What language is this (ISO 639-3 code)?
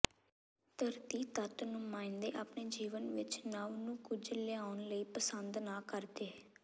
pan